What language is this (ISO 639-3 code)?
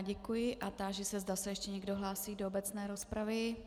ces